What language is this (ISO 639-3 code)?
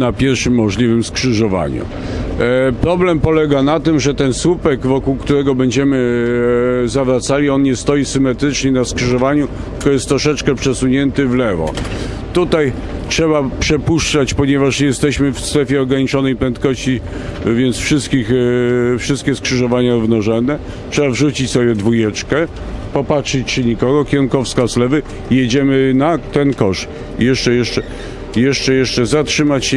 pol